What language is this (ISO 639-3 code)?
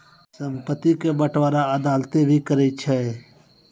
mai